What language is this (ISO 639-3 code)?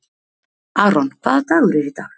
isl